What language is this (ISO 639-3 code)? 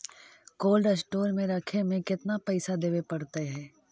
mag